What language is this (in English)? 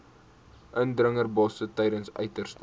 Afrikaans